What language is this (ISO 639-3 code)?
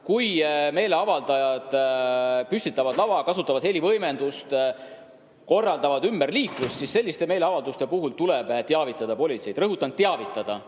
est